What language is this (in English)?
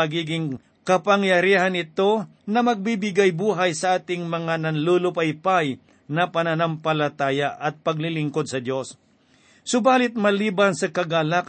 Filipino